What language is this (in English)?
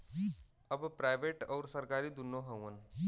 Bhojpuri